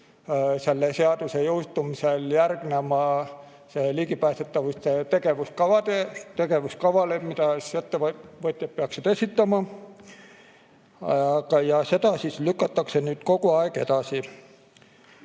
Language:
Estonian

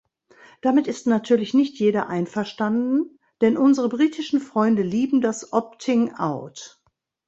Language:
German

